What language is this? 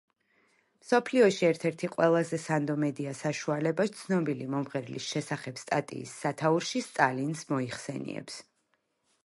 Georgian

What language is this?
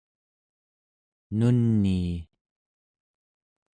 Central Yupik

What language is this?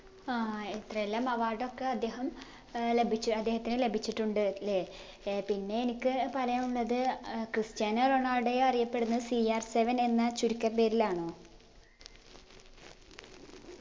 Malayalam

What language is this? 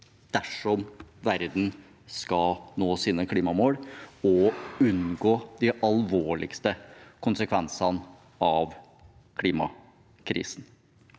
Norwegian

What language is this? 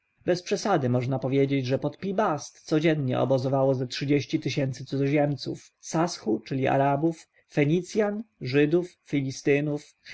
Polish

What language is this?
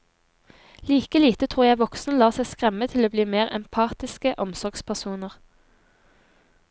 Norwegian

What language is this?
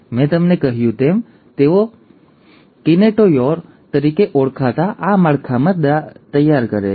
Gujarati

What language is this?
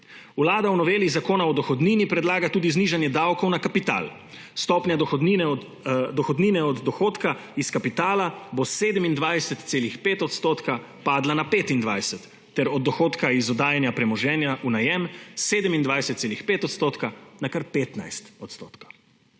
Slovenian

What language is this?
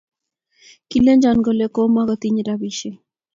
Kalenjin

